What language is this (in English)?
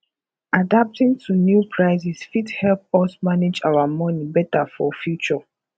Nigerian Pidgin